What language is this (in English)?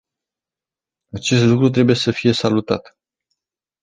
Romanian